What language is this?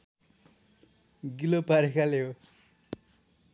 Nepali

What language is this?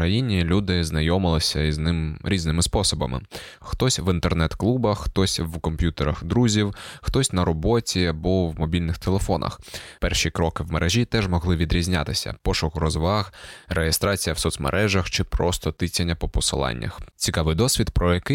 Ukrainian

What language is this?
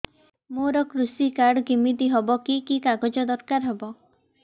Odia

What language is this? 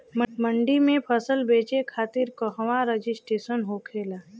Bhojpuri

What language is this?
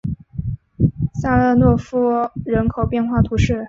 Chinese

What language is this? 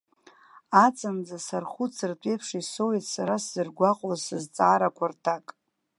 Abkhazian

